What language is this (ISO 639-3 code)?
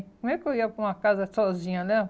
por